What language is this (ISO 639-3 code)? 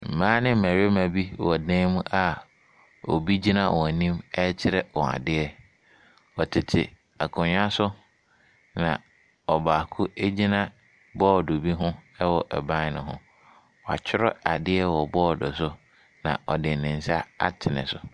aka